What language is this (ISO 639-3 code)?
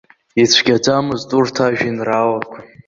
abk